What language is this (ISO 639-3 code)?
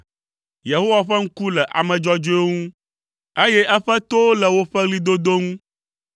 ewe